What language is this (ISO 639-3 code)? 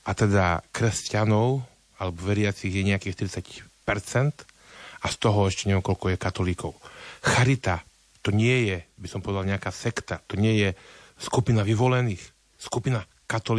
slk